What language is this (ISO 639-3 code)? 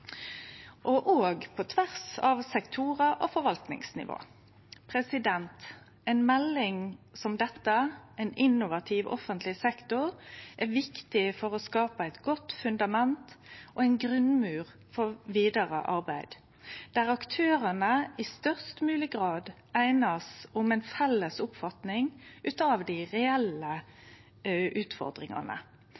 nno